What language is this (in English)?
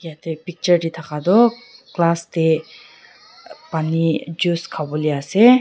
Naga Pidgin